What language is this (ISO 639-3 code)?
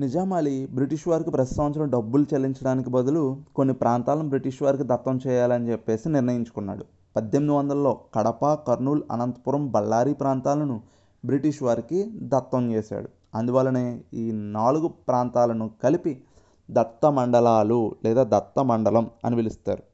tel